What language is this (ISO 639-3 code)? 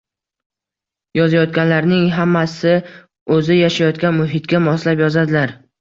uzb